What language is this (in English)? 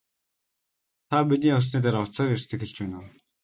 Mongolian